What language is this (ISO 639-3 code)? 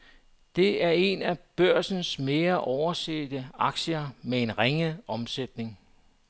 dan